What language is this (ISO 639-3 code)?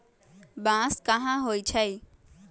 mag